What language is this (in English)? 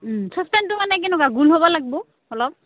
Assamese